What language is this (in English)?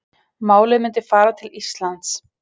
Icelandic